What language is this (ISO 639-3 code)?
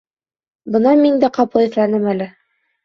bak